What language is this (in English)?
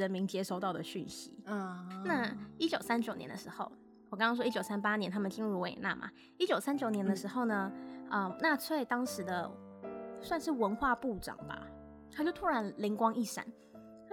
Chinese